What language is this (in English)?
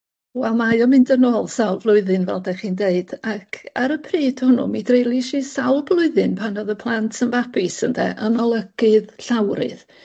Welsh